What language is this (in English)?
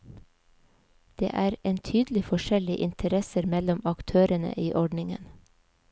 Norwegian